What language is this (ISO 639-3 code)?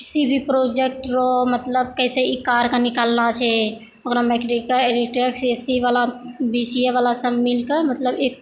mai